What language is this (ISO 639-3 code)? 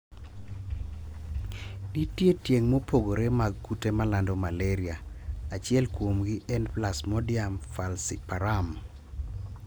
luo